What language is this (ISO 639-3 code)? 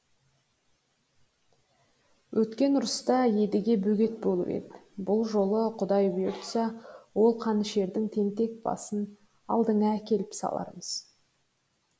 kaz